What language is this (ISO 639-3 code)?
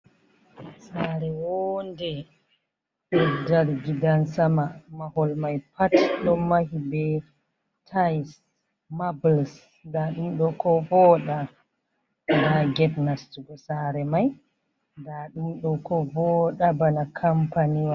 ful